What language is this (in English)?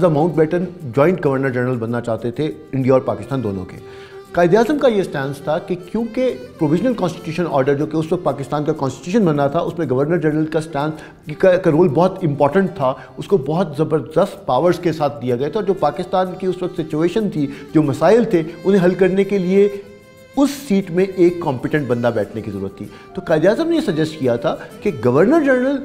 Hindi